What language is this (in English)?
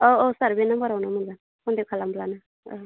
Bodo